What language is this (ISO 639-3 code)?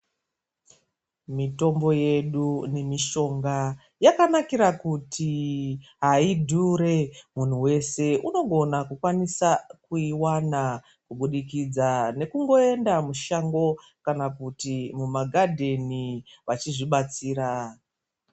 ndc